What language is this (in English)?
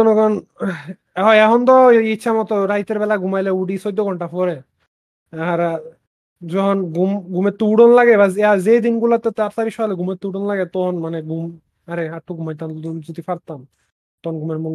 Bangla